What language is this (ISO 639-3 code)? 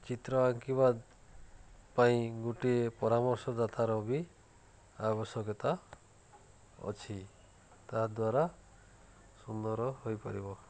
ori